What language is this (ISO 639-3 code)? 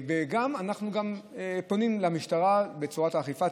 heb